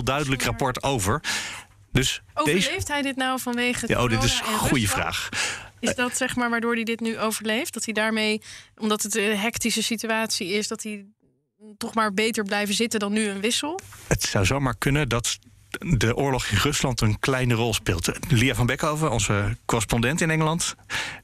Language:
Dutch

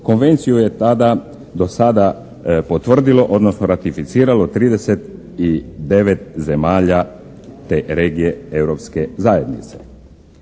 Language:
Croatian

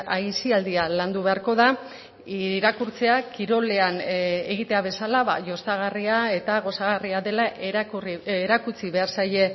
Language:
Basque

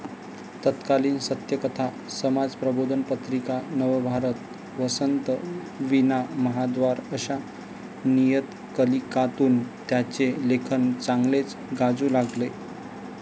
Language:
Marathi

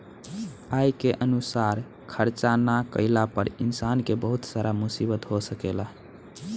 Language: Bhojpuri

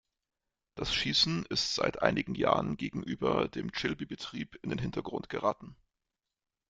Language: German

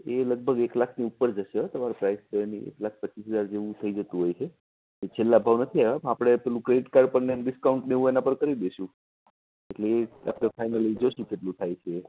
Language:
Gujarati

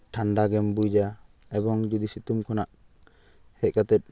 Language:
Santali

